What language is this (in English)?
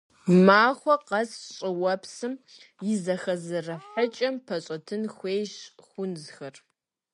Kabardian